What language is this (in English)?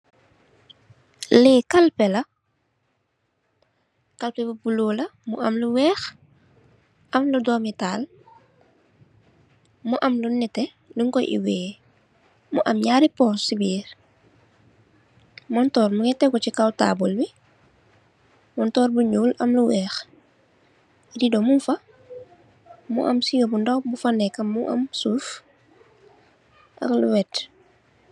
Wolof